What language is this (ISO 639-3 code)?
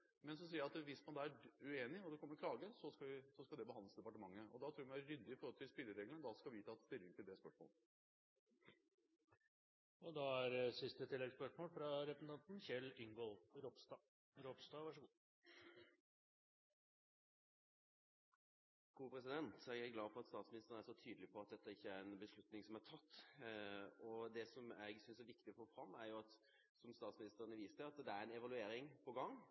nor